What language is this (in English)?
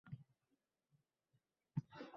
Uzbek